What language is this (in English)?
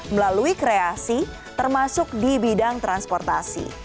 Indonesian